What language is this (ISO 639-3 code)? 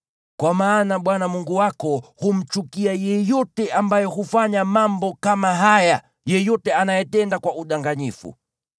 swa